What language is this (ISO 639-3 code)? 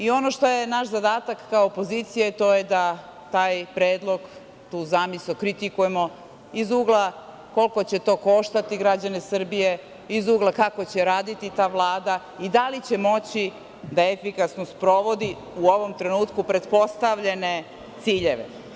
srp